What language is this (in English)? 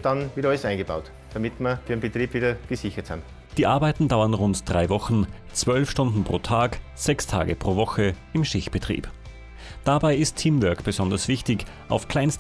German